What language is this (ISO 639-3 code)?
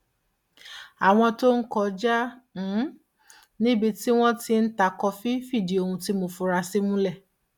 yor